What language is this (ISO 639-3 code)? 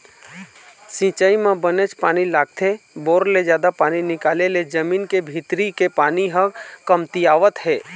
hne